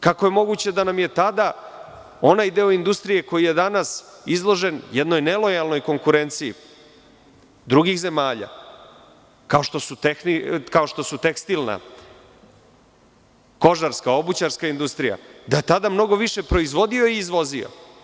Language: Serbian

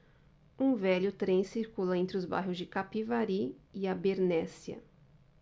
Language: Portuguese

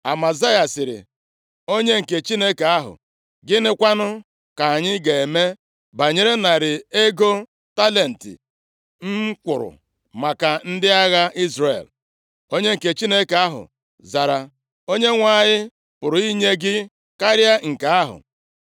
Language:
Igbo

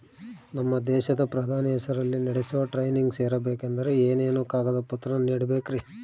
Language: Kannada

